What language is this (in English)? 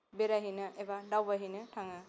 Bodo